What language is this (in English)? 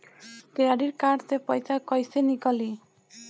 Bhojpuri